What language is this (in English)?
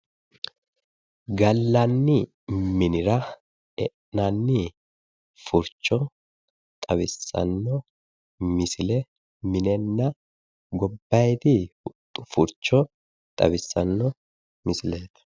Sidamo